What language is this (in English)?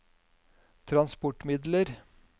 Norwegian